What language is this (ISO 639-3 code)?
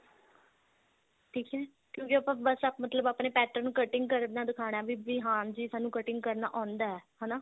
pan